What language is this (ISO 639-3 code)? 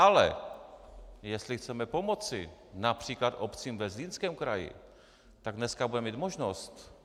ces